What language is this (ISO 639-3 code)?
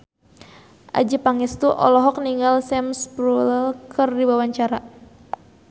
sun